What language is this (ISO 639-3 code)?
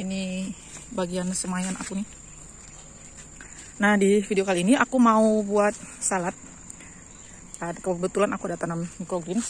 ind